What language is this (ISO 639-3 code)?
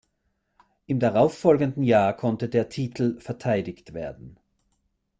deu